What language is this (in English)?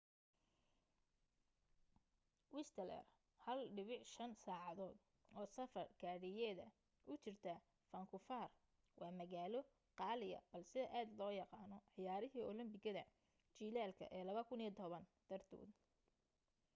Somali